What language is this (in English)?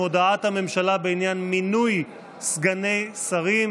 Hebrew